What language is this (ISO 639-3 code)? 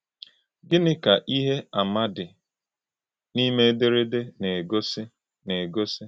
ibo